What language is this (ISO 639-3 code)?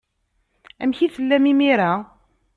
kab